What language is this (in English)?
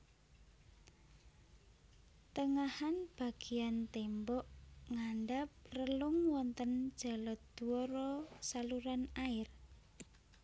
Javanese